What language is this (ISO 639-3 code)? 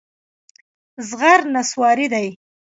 pus